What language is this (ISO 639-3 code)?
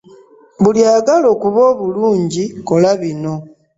lug